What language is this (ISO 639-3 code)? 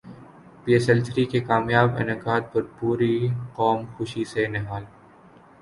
urd